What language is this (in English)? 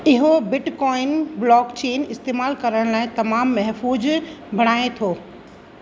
Sindhi